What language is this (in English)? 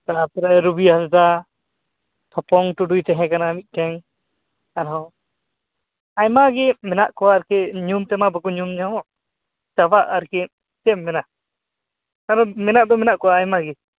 Santali